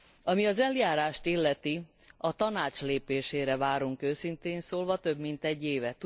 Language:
Hungarian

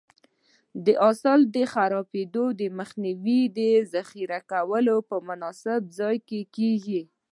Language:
Pashto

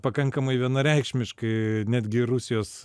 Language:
Lithuanian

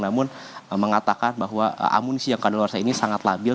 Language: Indonesian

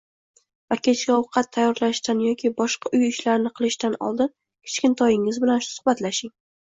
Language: Uzbek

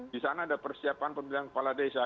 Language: Indonesian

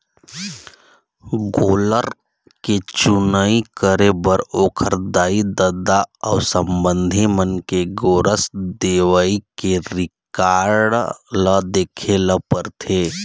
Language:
Chhattisgarhi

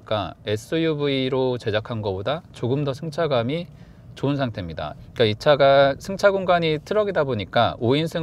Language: Korean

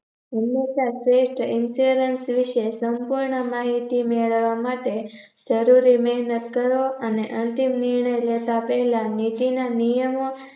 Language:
Gujarati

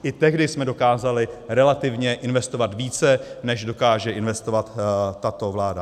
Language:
Czech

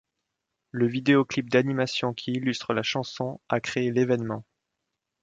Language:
French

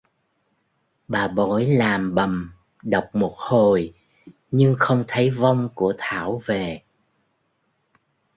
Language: Vietnamese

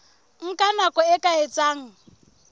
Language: Southern Sotho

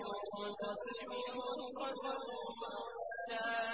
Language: Arabic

